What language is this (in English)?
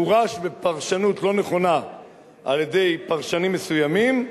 Hebrew